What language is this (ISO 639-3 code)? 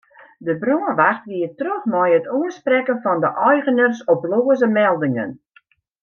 fry